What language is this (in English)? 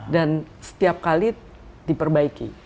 Indonesian